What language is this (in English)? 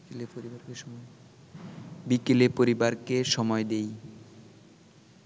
Bangla